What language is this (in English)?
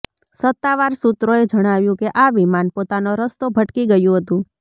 Gujarati